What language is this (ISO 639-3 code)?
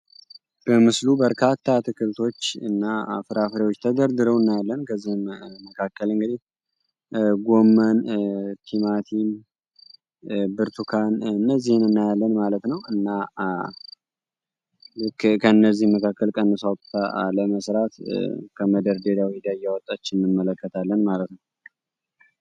amh